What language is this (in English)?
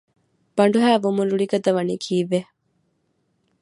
Divehi